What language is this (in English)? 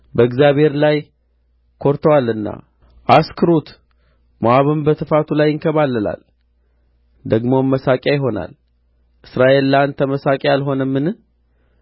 Amharic